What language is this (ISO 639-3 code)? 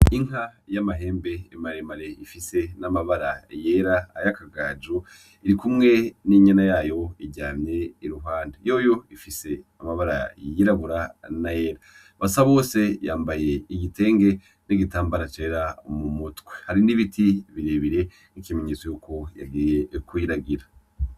run